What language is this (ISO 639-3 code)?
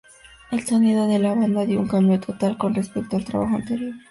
spa